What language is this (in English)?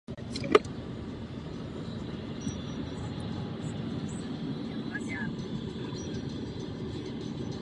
Czech